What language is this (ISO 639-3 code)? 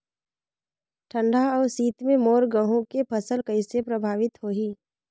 hne